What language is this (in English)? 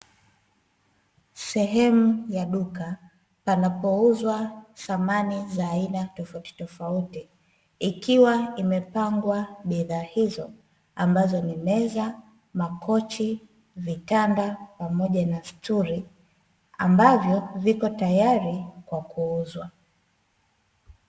Swahili